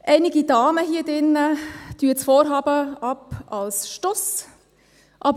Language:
Swiss German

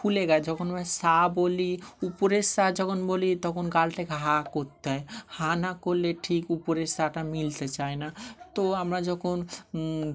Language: Bangla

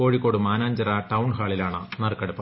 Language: Malayalam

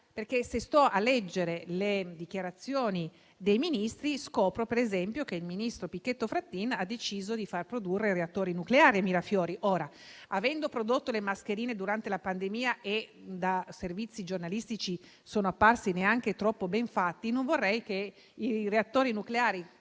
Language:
Italian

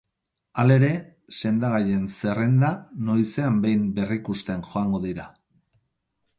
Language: Basque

